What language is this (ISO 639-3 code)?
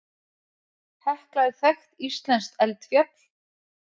isl